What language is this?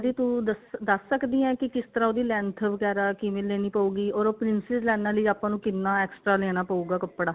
Punjabi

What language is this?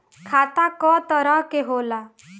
Bhojpuri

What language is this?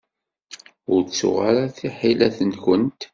Kabyle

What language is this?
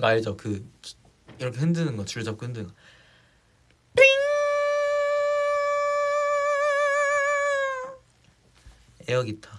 Korean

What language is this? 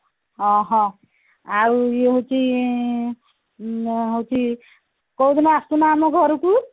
Odia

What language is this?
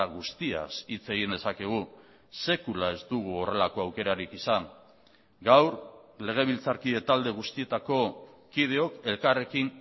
Basque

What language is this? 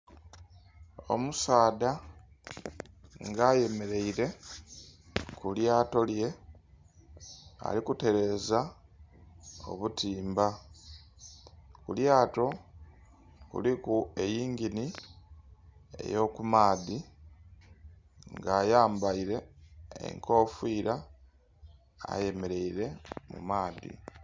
Soga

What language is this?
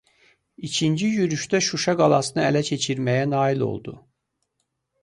Azerbaijani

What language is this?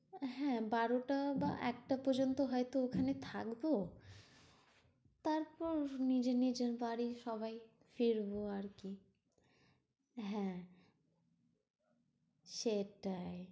Bangla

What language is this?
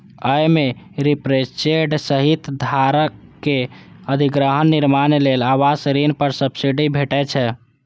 Maithili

